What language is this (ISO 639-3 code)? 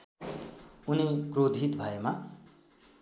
nep